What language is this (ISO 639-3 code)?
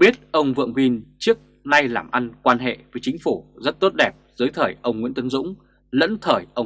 vie